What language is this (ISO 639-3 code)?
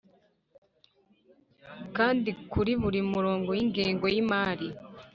kin